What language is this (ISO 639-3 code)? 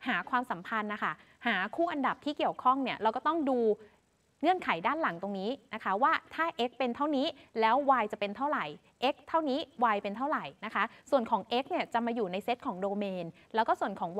tha